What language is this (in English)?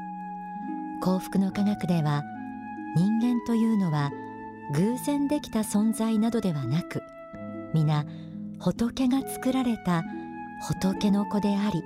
Japanese